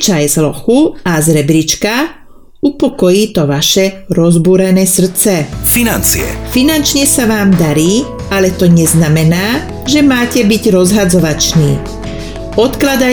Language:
Czech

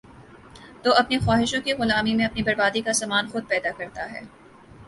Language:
Urdu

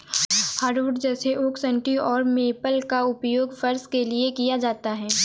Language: Hindi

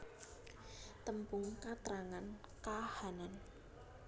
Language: Javanese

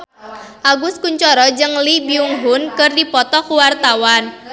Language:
Sundanese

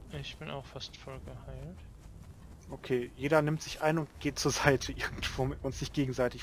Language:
German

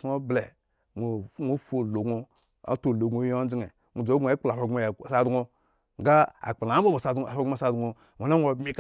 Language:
Eggon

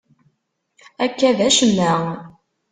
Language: Kabyle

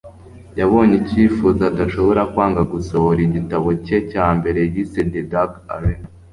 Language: Kinyarwanda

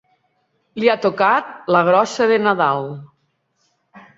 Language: Catalan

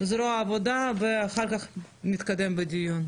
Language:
Hebrew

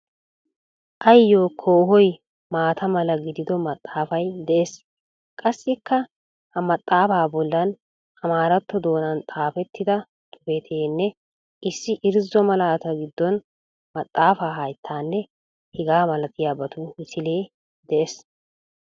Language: Wolaytta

